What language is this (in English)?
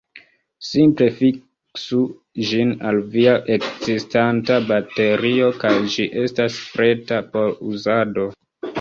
Esperanto